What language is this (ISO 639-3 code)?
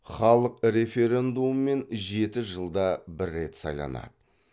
kaz